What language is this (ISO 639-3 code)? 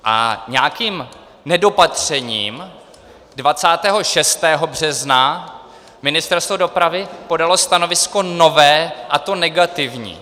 ces